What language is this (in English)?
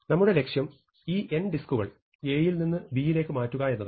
Malayalam